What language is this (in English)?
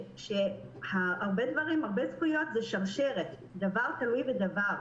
Hebrew